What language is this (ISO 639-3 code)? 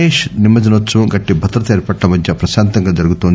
tel